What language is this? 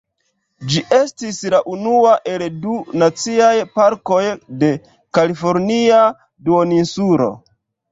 Esperanto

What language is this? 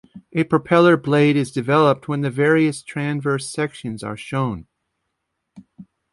English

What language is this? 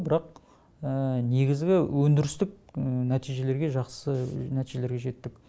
Kazakh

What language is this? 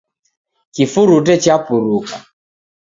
Taita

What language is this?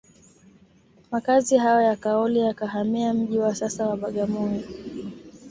Swahili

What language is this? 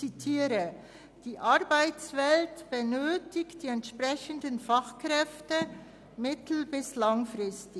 Swiss German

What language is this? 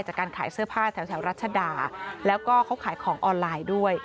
Thai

